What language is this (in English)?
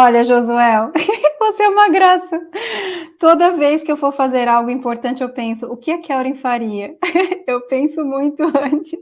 Portuguese